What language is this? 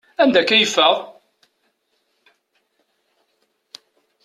Kabyle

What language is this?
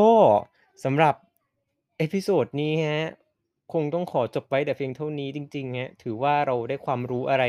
Thai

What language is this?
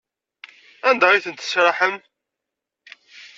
Kabyle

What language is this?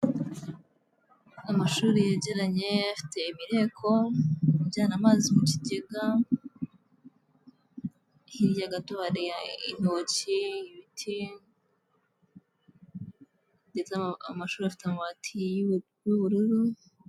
Kinyarwanda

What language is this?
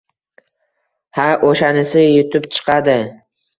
Uzbek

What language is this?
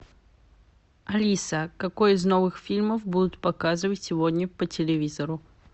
Russian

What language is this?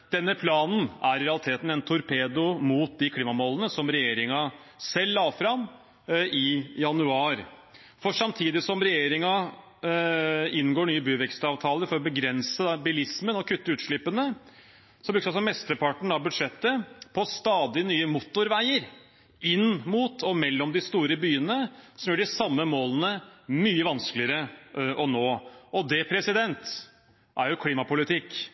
Norwegian Bokmål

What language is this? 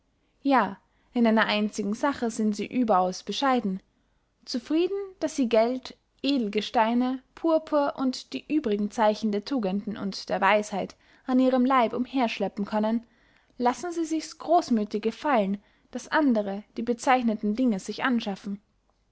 German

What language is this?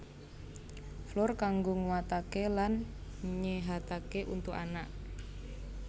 Javanese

